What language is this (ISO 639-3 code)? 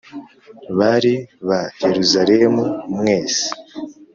kin